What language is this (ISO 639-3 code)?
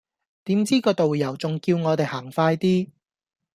yue